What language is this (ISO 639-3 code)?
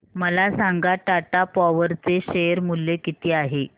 mar